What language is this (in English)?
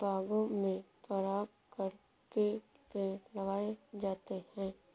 Hindi